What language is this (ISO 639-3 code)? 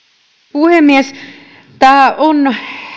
fin